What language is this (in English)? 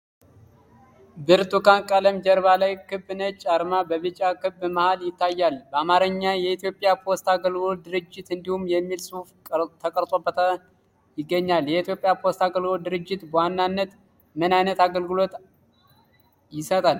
Amharic